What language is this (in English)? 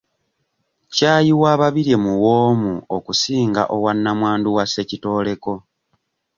Ganda